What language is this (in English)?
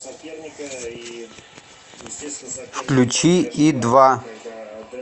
Russian